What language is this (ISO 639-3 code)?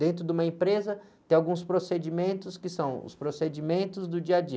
por